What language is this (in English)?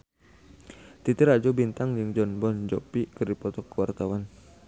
Sundanese